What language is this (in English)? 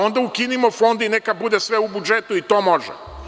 Serbian